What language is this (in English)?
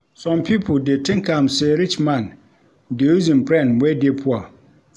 Nigerian Pidgin